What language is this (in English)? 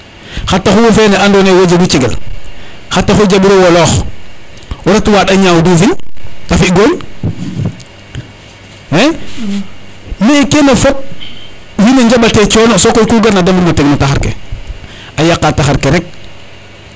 Serer